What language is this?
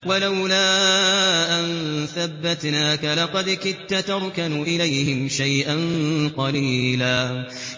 Arabic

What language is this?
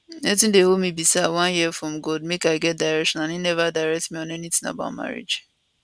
Nigerian Pidgin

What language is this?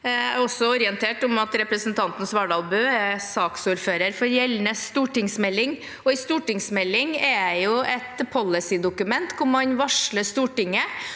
Norwegian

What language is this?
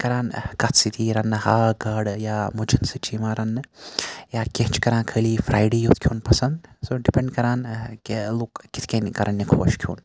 Kashmiri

